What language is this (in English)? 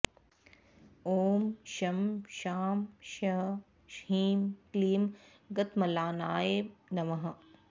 Sanskrit